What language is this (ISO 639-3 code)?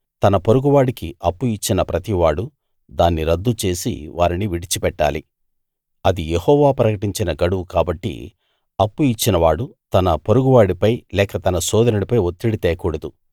tel